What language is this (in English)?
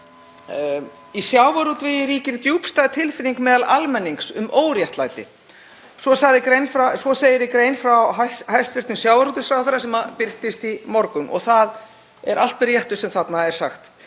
Icelandic